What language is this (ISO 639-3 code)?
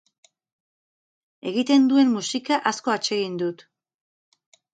eus